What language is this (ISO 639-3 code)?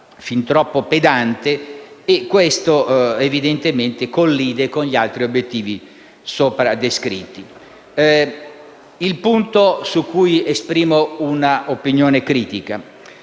ita